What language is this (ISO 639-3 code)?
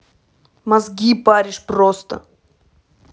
rus